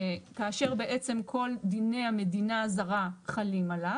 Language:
Hebrew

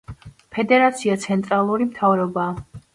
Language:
Georgian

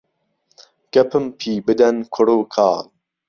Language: Central Kurdish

